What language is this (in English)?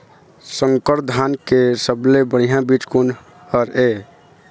Chhattisgarhi